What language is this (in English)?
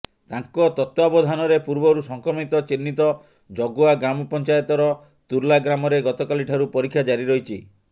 Odia